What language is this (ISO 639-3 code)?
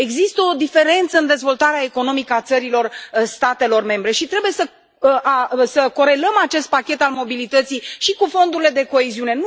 ron